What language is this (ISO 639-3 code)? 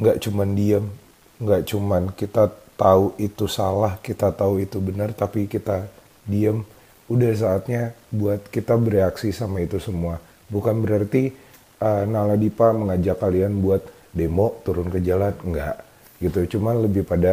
ind